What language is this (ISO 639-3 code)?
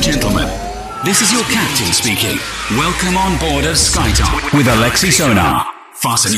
rus